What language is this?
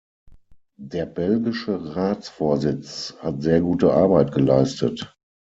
German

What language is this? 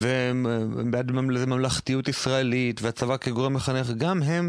Hebrew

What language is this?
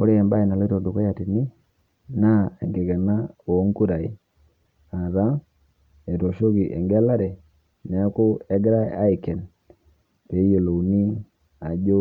Masai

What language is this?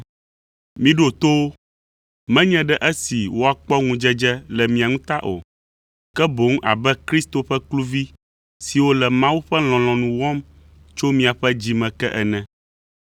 Ewe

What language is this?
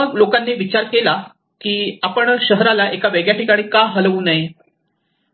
Marathi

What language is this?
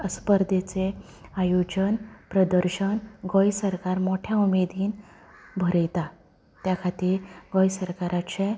Konkani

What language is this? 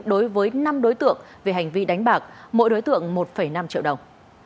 Vietnamese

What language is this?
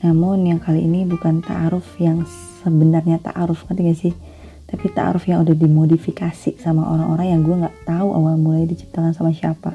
Indonesian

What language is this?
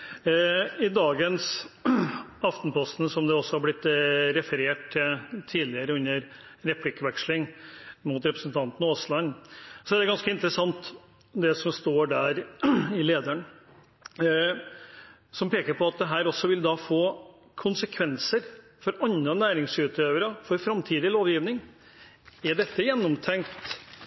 Norwegian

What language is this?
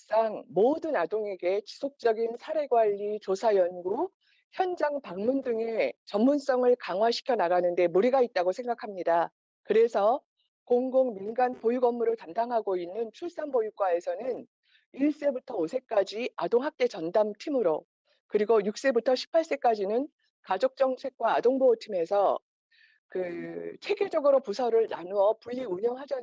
Korean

